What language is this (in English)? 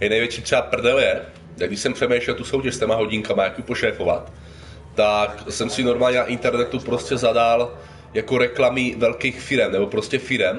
Czech